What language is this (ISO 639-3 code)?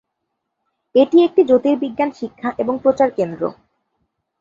ben